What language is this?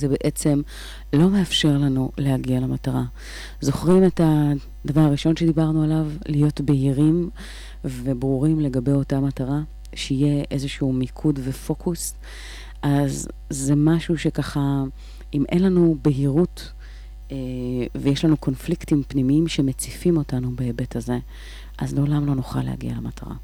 Hebrew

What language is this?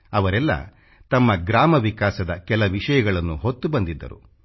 Kannada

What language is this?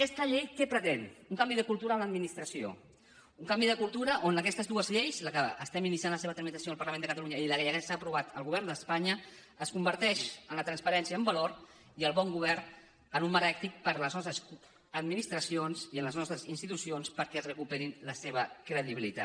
Catalan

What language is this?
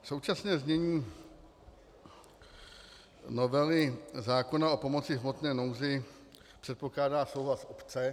Czech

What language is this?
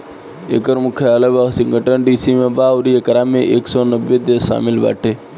Bhojpuri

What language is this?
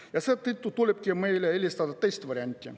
Estonian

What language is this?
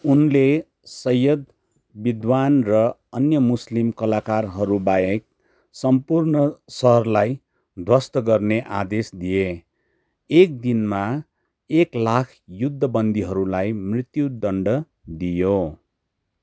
Nepali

